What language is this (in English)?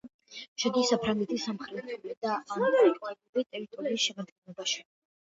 Georgian